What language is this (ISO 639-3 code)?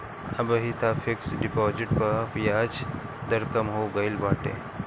bho